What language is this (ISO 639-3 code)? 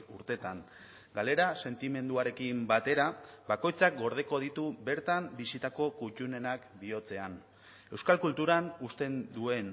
eus